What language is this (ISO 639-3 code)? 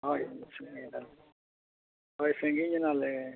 sat